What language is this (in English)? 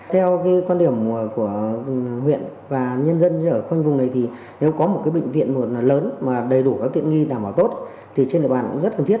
Vietnamese